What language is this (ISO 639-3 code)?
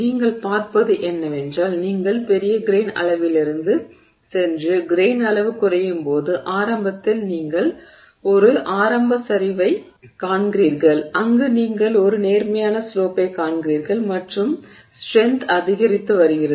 tam